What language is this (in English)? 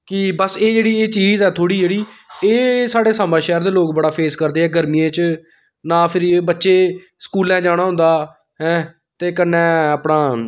Dogri